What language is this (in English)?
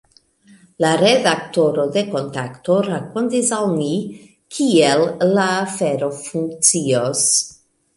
Esperanto